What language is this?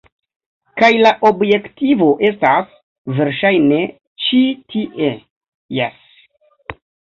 Esperanto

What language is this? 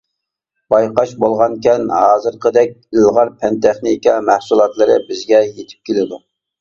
Uyghur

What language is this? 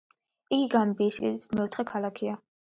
Georgian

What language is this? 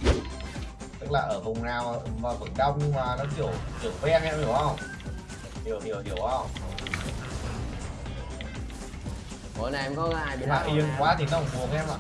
Vietnamese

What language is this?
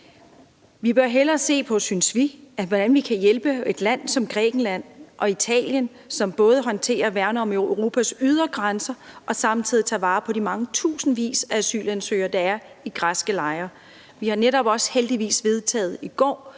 Danish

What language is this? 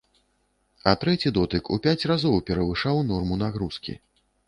Belarusian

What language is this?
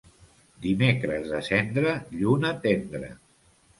Catalan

